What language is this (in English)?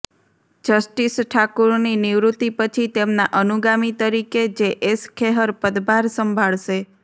Gujarati